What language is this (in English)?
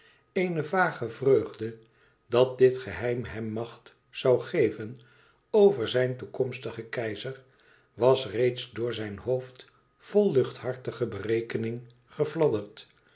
Dutch